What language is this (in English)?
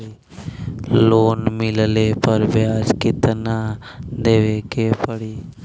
Bhojpuri